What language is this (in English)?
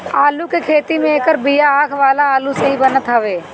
Bhojpuri